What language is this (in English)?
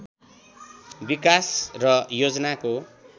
Nepali